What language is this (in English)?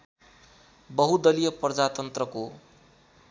Nepali